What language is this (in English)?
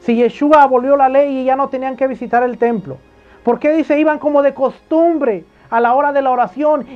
Spanish